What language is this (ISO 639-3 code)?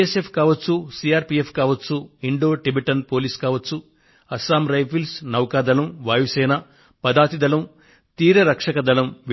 tel